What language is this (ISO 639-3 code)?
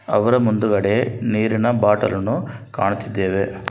kan